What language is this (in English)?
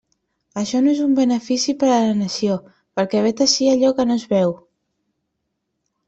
Catalan